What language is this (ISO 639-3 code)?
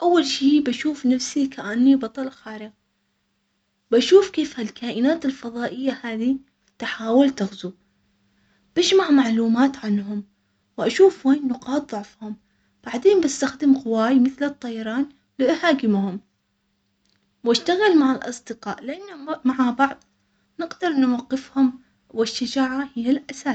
acx